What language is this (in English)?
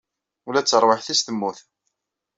Kabyle